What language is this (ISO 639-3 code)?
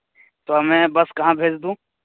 urd